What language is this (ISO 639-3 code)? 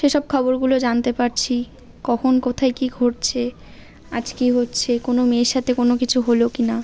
ben